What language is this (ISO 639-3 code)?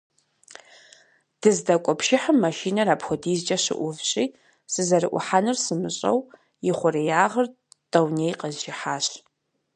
kbd